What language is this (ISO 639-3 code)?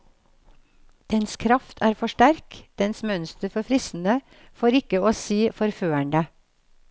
nor